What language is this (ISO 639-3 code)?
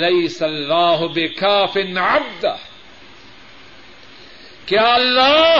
urd